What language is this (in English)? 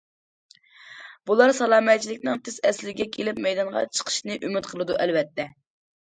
Uyghur